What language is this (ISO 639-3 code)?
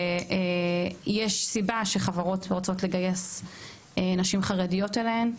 heb